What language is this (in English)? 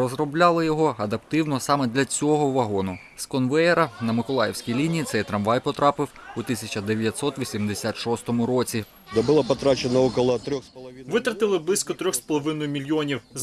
Ukrainian